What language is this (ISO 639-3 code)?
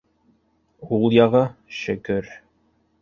bak